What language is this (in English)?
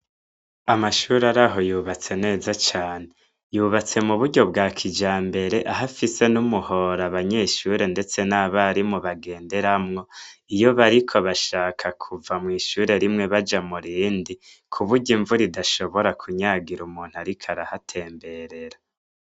Rundi